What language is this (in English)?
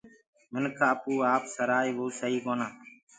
Gurgula